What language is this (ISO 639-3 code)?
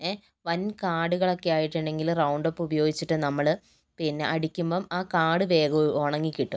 mal